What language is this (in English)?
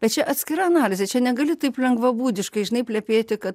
Lithuanian